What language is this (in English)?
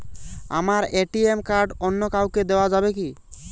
Bangla